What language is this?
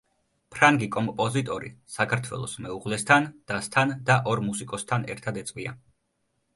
Georgian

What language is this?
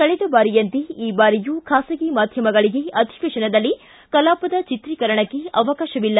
Kannada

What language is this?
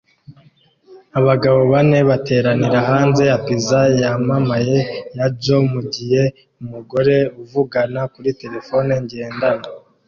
Kinyarwanda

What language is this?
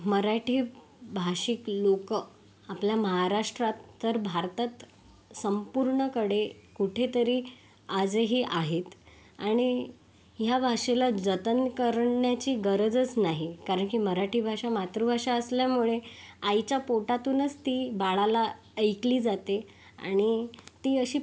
Marathi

